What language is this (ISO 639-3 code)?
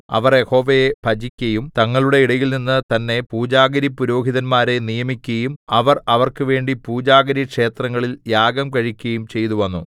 mal